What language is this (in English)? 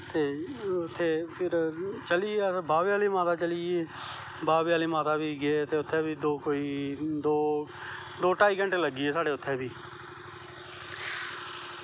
Dogri